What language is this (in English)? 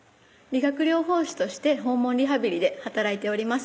Japanese